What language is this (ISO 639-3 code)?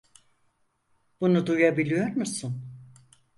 tur